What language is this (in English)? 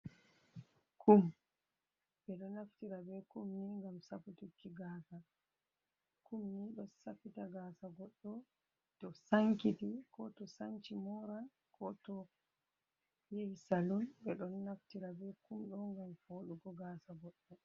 Fula